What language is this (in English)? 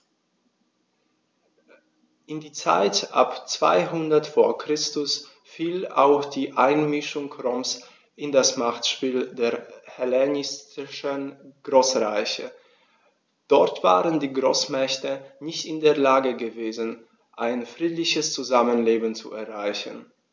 German